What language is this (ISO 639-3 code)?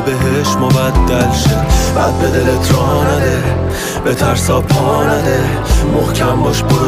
fas